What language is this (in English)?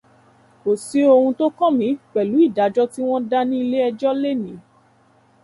Yoruba